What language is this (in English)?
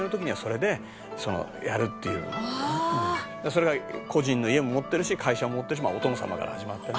Japanese